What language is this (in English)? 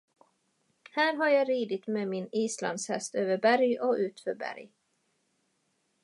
Swedish